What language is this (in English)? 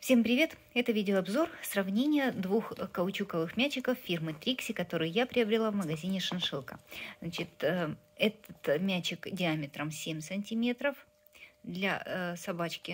Russian